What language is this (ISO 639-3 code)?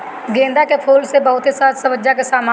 bho